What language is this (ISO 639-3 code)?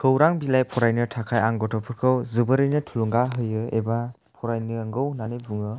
brx